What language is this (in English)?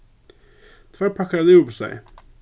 Faroese